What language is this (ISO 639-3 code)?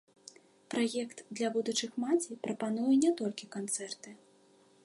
bel